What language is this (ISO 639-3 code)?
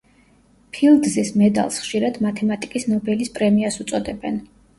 kat